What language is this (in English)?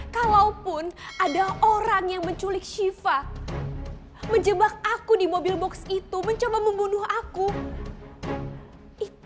Indonesian